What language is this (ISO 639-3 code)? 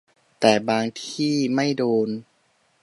tha